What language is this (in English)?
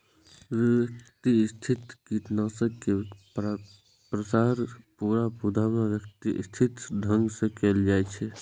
Maithili